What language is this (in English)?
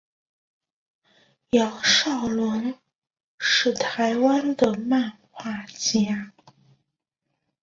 Chinese